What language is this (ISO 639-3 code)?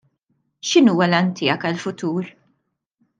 mlt